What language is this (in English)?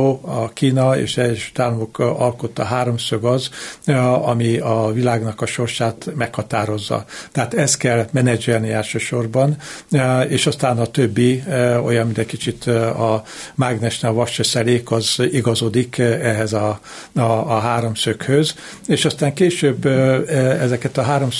Hungarian